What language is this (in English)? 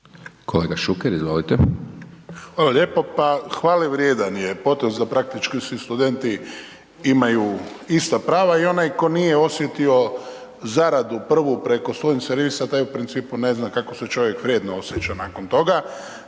Croatian